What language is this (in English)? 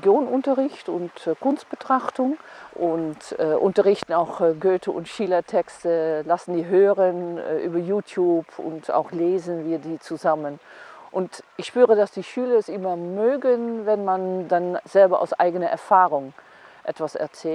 German